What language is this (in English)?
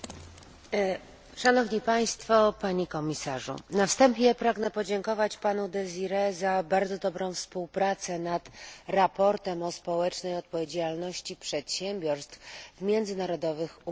Polish